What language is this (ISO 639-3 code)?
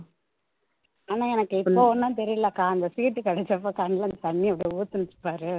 tam